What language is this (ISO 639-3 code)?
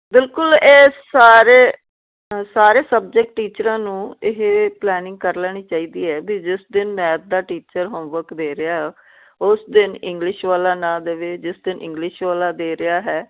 pan